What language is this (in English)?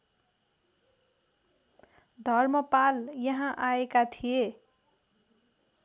Nepali